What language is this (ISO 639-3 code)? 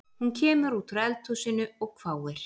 isl